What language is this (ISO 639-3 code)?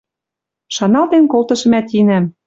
mrj